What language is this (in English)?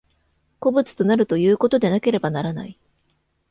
Japanese